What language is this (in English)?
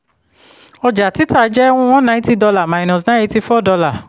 Yoruba